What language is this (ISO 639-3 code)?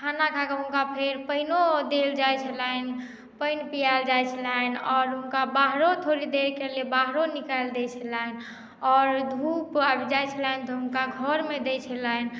mai